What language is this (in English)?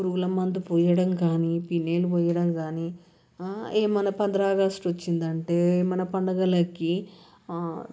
Telugu